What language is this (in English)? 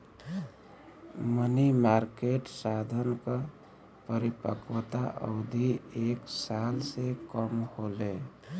Bhojpuri